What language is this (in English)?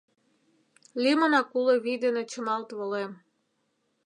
Mari